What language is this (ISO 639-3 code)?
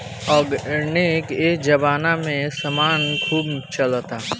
bho